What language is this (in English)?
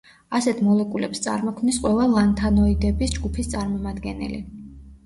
Georgian